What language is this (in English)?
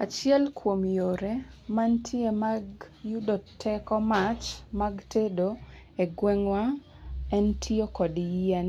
Luo (Kenya and Tanzania)